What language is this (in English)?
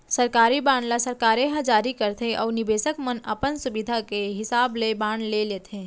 Chhattisgarhi